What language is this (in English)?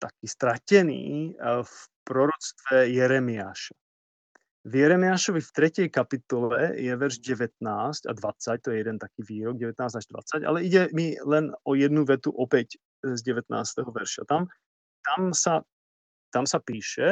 Slovak